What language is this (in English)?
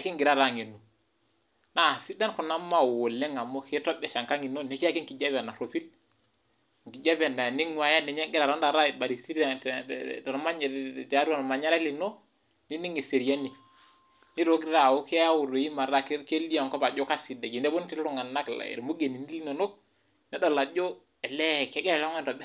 Masai